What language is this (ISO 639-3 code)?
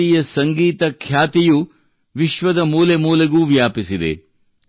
kan